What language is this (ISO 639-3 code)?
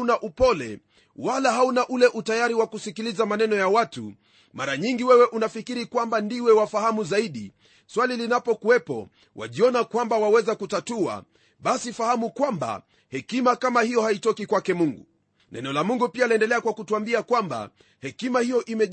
swa